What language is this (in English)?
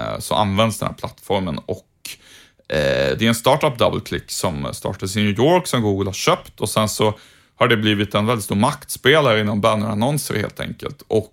Swedish